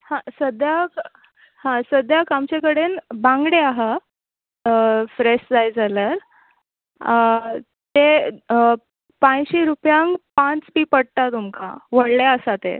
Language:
Konkani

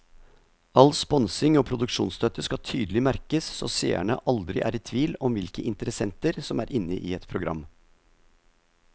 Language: Norwegian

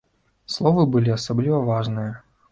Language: Belarusian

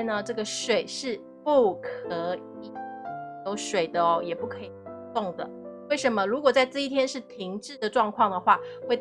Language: Chinese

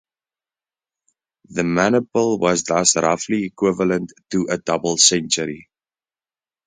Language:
English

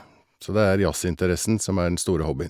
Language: Norwegian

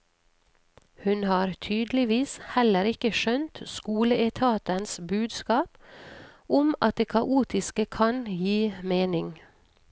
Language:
Norwegian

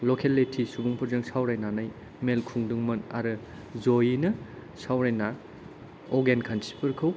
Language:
Bodo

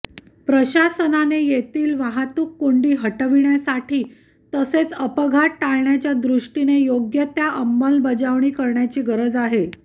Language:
Marathi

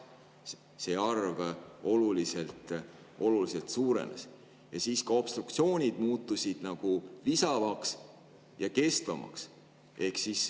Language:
Estonian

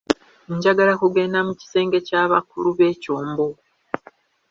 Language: Ganda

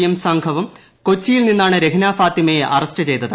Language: Malayalam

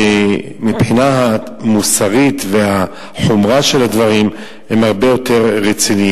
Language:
Hebrew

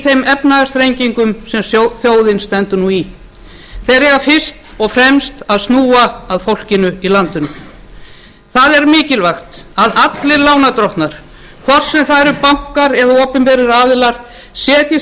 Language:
Icelandic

